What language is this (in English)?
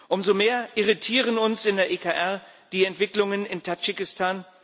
German